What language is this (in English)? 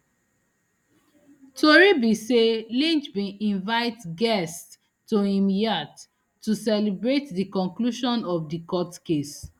Nigerian Pidgin